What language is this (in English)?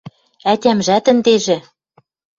Western Mari